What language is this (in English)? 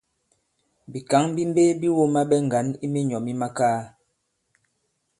Bankon